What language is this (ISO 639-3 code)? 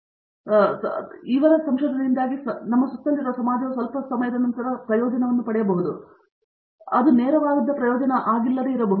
kan